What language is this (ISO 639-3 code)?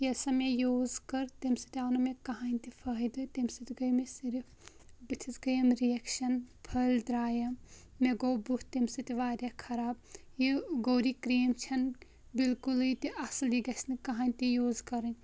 kas